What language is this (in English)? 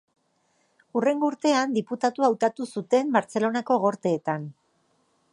Basque